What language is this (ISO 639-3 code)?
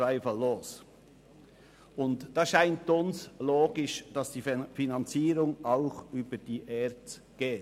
gsw